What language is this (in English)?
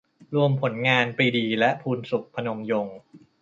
Thai